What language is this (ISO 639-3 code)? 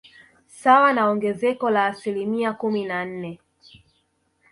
swa